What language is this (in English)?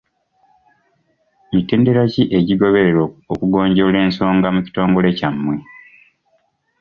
Ganda